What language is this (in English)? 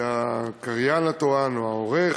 Hebrew